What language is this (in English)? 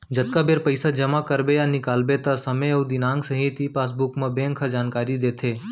Chhattisgarhi